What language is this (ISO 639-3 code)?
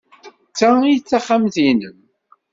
kab